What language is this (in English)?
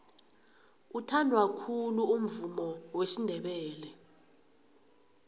South Ndebele